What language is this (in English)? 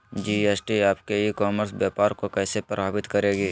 Magahi